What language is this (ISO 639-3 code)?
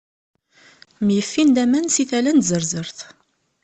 kab